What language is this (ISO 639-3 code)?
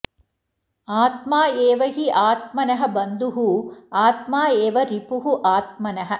san